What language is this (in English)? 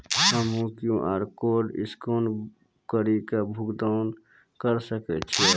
Maithili